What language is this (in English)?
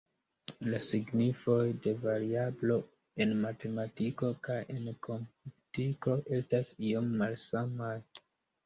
Esperanto